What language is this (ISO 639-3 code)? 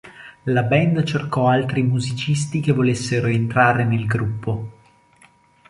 ita